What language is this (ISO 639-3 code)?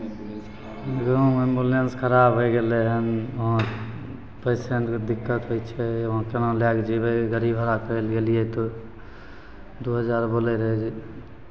mai